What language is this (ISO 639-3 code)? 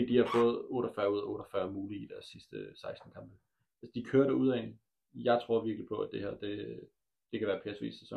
dan